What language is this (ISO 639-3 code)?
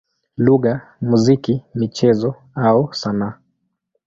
swa